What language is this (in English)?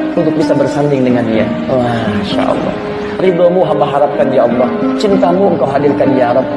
Indonesian